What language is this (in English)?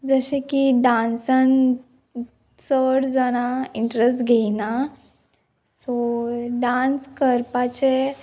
Konkani